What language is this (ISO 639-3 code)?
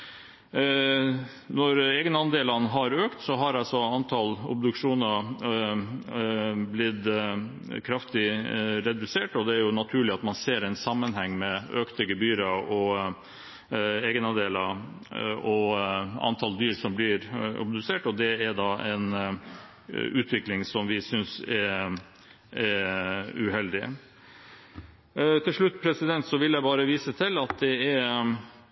nob